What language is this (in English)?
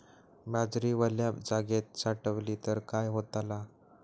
Marathi